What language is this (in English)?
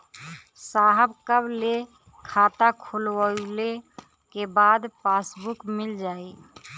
Bhojpuri